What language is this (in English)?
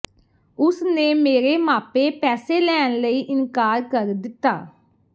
Punjabi